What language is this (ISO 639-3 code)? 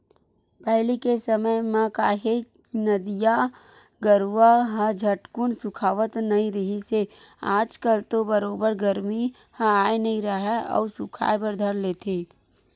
hne